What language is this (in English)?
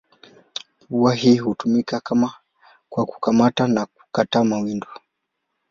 Swahili